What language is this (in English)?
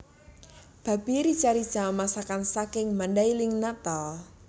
Javanese